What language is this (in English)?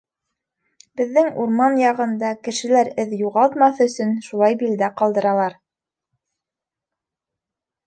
Bashkir